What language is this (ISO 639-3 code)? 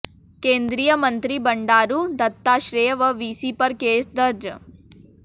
hin